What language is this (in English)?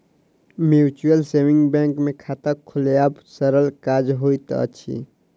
Maithili